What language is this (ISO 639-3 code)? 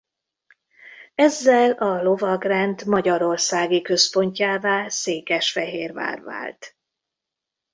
hun